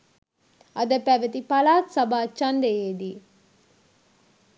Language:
Sinhala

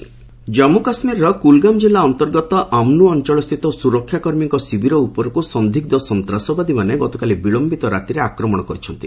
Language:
Odia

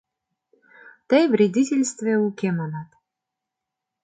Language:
Mari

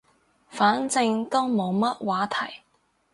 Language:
Cantonese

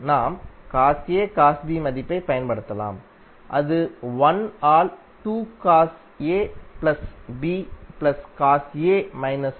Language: Tamil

